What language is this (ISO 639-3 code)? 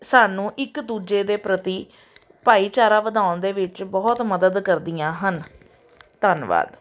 pan